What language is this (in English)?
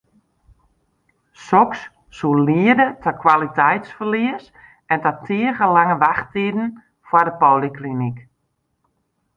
Western Frisian